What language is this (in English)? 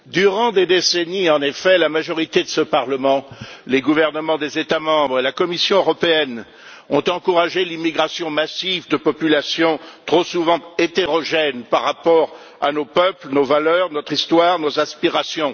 French